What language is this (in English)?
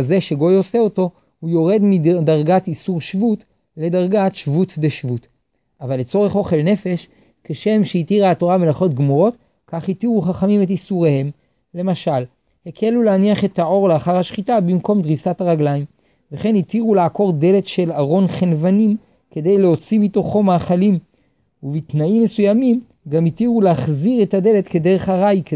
Hebrew